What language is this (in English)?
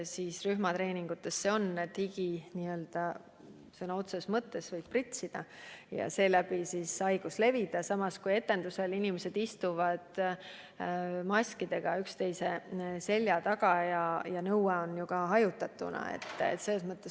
Estonian